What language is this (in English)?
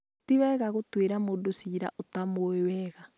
Kikuyu